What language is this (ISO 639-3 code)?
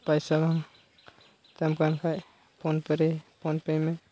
sat